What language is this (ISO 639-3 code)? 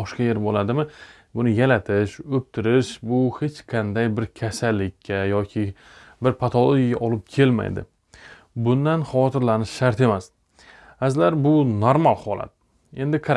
tur